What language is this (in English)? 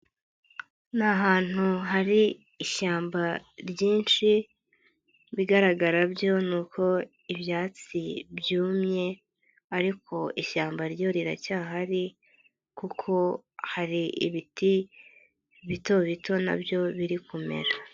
Kinyarwanda